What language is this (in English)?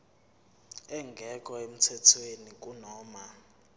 Zulu